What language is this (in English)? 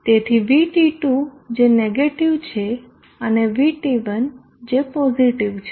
Gujarati